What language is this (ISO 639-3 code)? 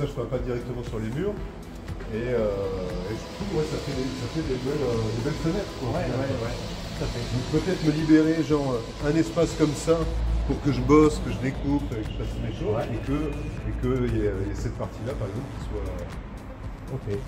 fra